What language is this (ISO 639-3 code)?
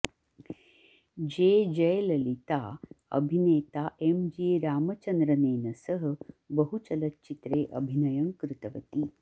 san